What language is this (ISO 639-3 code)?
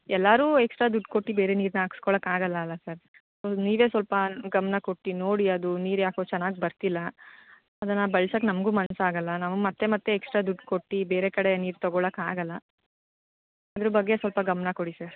kan